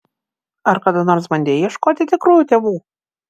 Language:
Lithuanian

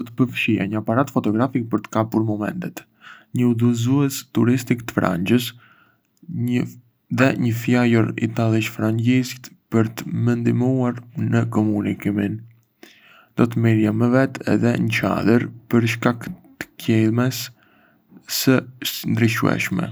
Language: Arbëreshë Albanian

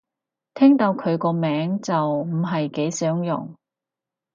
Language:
Cantonese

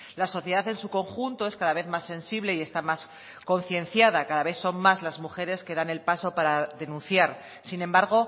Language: Spanish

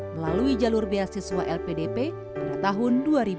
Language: Indonesian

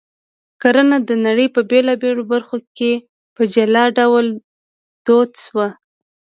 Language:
Pashto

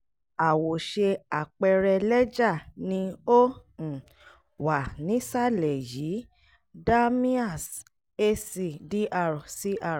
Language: Yoruba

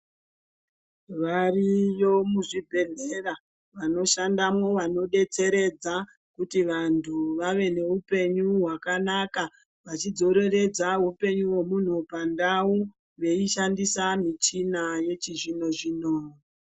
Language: Ndau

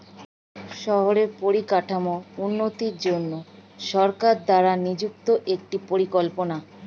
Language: Bangla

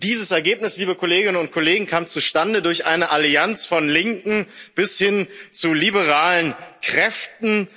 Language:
German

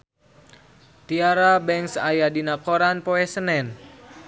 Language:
Sundanese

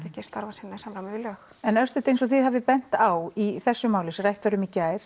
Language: Icelandic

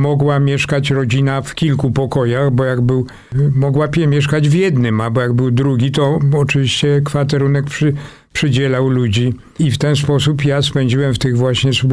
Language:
Polish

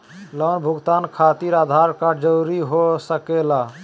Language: Magahi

